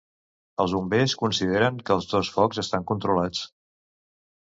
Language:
Catalan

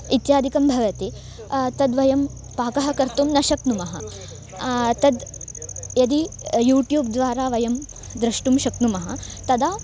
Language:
Sanskrit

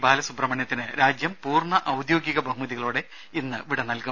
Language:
Malayalam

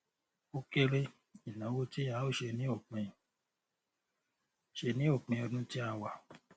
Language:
Yoruba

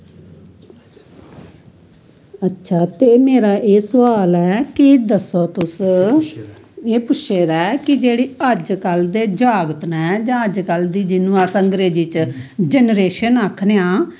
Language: Dogri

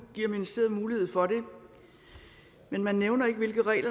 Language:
Danish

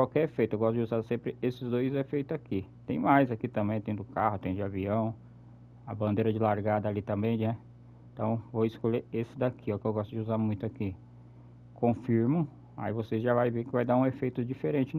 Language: Portuguese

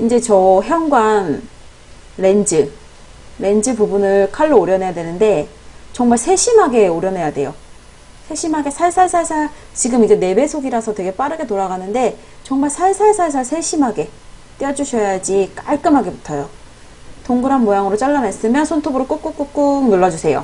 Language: Korean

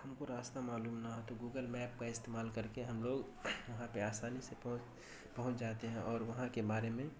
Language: Urdu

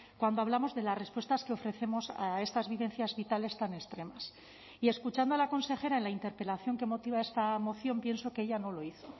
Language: Spanish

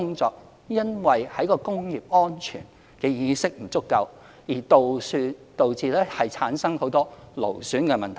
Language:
Cantonese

